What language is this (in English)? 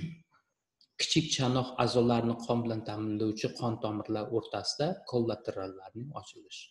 Turkish